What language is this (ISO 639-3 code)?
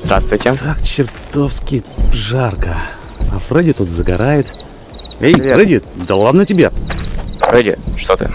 rus